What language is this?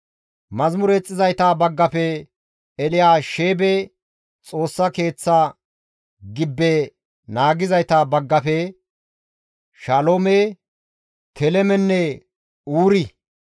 Gamo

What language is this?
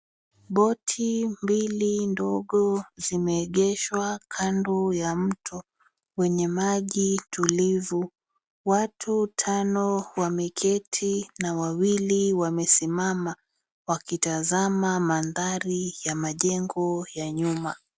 Swahili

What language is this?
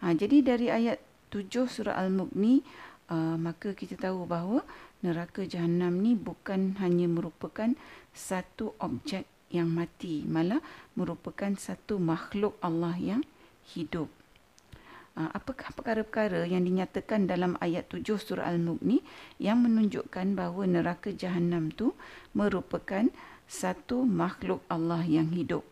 Malay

